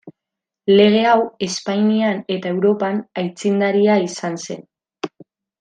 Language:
Basque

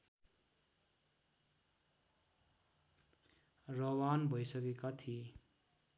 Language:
Nepali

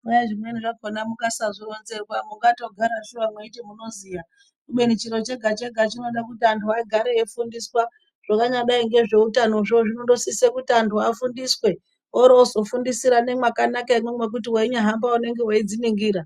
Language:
Ndau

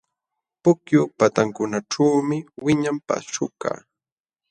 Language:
Jauja Wanca Quechua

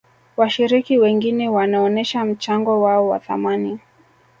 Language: Swahili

